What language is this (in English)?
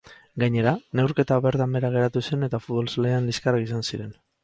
Basque